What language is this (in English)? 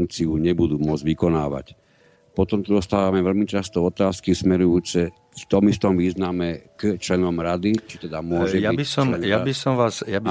Slovak